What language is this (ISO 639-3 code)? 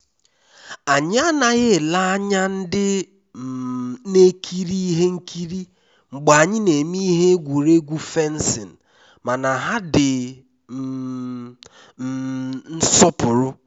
ibo